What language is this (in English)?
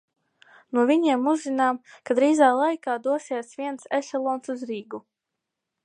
Latvian